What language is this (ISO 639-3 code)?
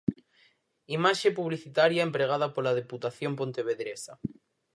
glg